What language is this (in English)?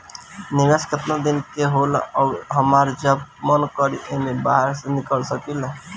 Bhojpuri